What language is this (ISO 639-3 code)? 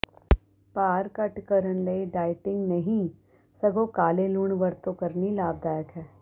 pan